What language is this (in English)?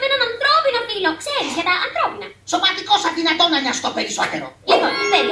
Greek